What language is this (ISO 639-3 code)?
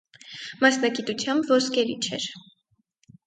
hye